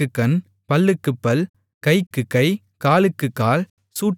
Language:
Tamil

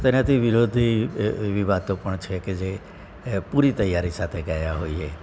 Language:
Gujarati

